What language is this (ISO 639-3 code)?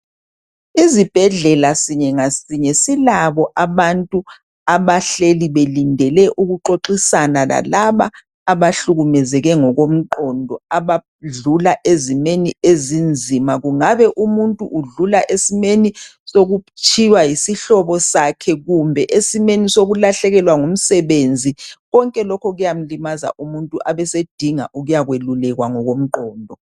nde